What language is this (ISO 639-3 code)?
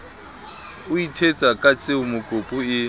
sot